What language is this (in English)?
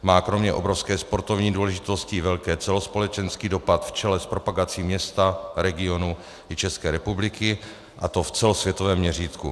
Czech